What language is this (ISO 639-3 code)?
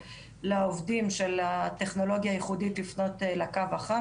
heb